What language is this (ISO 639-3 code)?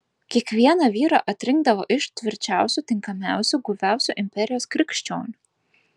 lit